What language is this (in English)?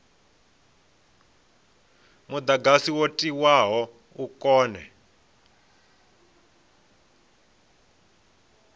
Venda